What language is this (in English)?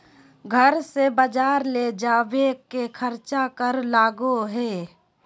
Magahi